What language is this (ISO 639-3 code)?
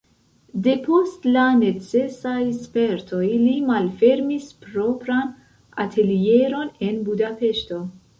epo